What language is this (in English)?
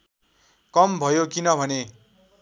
Nepali